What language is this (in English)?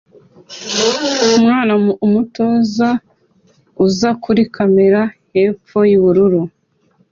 Kinyarwanda